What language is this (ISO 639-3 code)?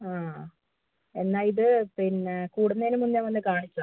mal